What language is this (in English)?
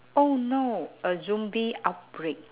English